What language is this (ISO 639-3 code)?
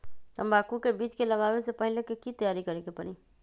mag